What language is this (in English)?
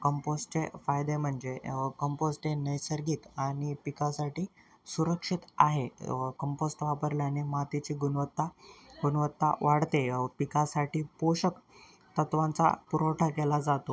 Marathi